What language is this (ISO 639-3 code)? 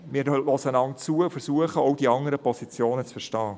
gsw